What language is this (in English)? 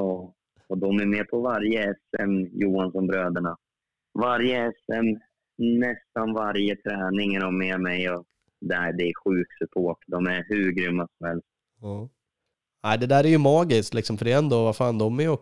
Swedish